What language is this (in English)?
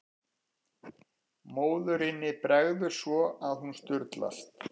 Icelandic